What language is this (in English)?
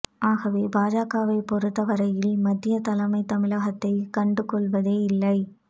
Tamil